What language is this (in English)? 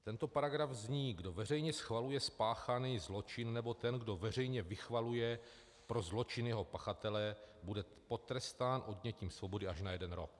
Czech